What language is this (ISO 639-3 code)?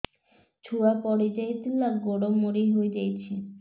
ori